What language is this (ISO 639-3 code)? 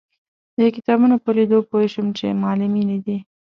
pus